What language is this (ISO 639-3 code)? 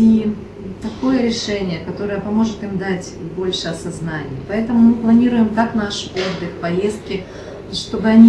rus